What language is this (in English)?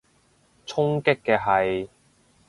Cantonese